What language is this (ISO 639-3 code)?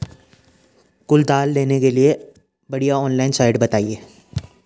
hin